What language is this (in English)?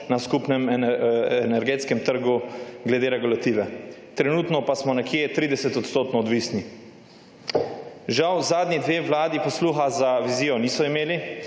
Slovenian